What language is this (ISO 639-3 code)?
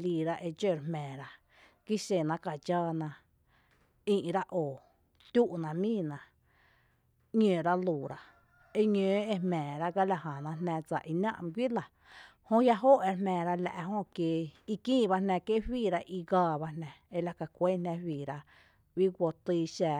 cte